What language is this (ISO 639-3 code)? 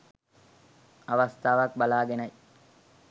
sin